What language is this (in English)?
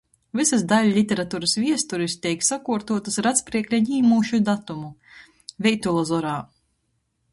Latgalian